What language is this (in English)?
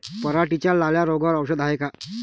Marathi